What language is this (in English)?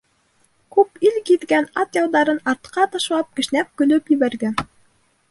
Bashkir